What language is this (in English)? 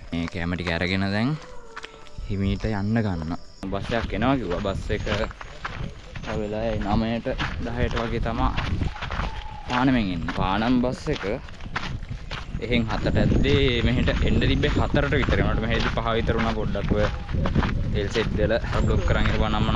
Indonesian